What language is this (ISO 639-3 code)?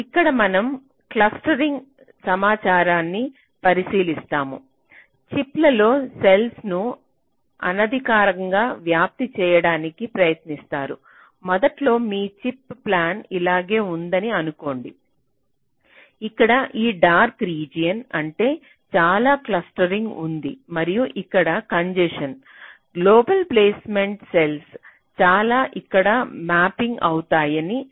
tel